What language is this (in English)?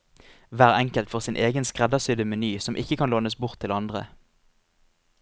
Norwegian